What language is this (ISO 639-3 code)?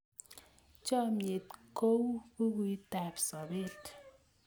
kln